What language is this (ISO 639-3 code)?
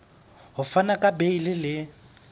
sot